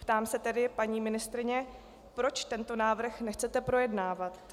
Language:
Czech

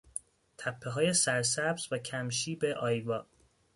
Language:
Persian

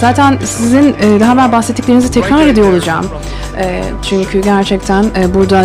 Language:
Turkish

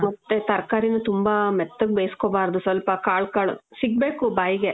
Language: Kannada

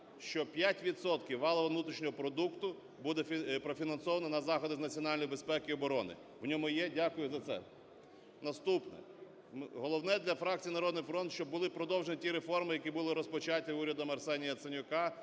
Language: Ukrainian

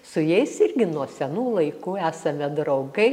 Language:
Lithuanian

